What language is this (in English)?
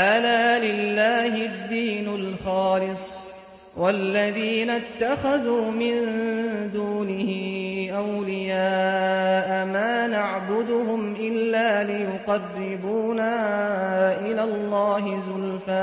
Arabic